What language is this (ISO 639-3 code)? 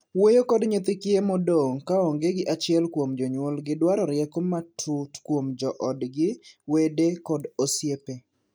luo